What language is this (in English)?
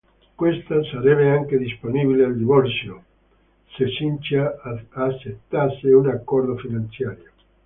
Italian